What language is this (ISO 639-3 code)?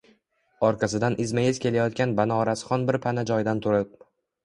uzb